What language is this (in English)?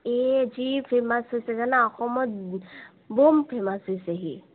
Assamese